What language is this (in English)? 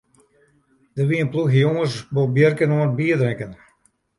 Western Frisian